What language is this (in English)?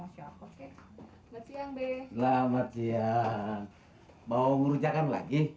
Indonesian